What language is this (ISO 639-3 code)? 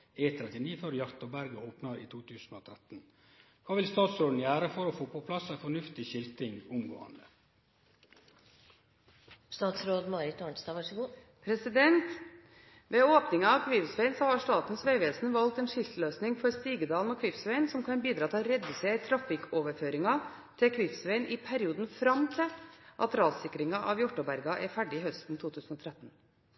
nor